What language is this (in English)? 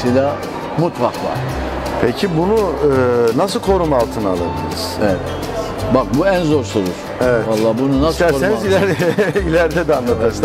Turkish